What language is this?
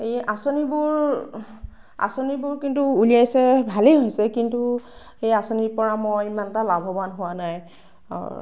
Assamese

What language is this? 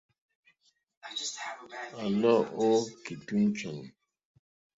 Mokpwe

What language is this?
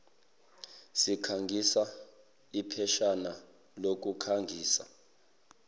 Zulu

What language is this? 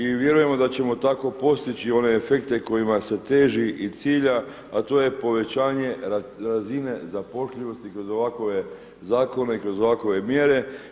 Croatian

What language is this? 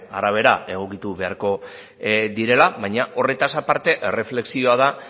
Basque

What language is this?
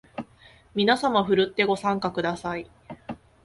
Japanese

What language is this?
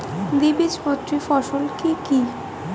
Bangla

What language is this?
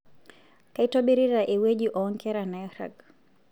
Masai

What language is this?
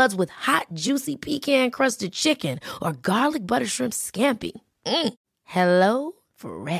Swedish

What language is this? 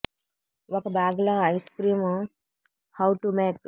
Telugu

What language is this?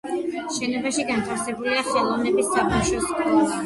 Georgian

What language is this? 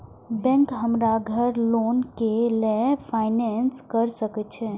Maithili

